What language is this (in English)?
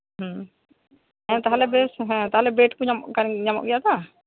Santali